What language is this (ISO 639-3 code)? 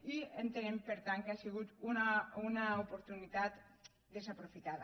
cat